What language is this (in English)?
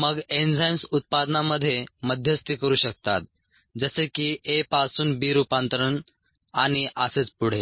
Marathi